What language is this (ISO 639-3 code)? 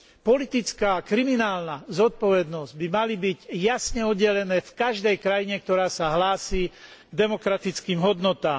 slk